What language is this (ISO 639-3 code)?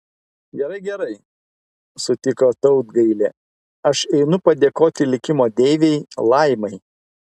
lit